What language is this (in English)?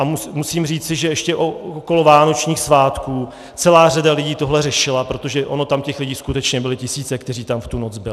Czech